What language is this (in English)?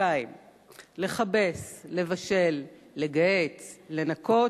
Hebrew